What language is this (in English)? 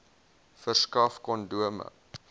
Afrikaans